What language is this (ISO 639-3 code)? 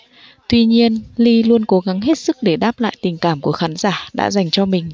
vie